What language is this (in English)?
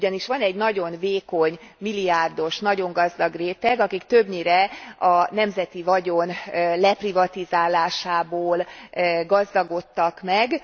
Hungarian